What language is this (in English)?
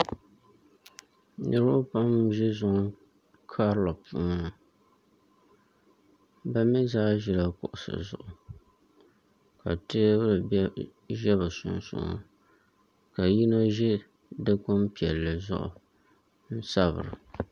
Dagbani